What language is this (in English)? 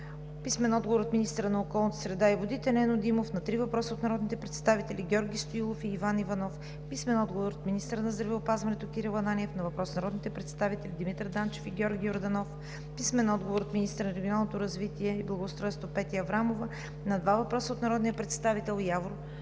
Bulgarian